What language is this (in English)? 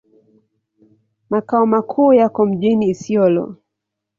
Swahili